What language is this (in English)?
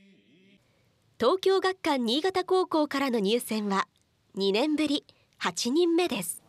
Japanese